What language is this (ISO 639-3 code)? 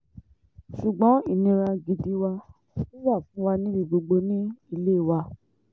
yor